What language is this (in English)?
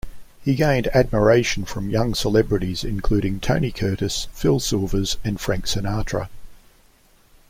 English